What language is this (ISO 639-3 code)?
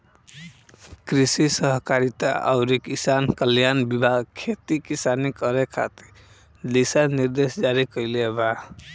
bho